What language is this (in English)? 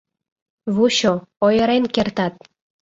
Mari